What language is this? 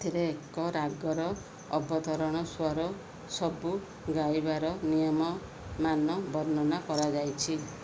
Odia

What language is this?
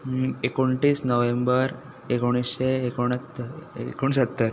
Konkani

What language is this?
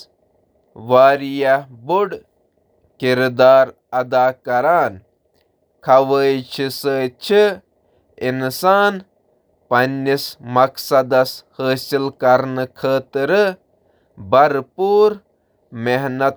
Kashmiri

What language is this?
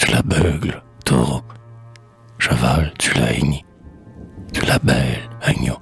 French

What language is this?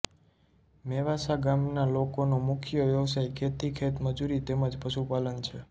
Gujarati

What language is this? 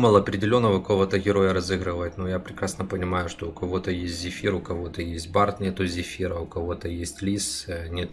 Russian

